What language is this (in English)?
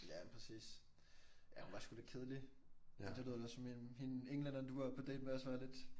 Danish